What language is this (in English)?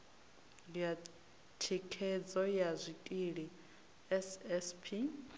Venda